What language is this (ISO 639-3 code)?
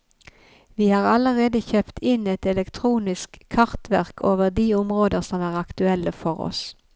nor